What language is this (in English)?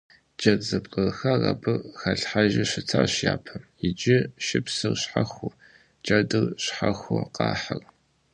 Kabardian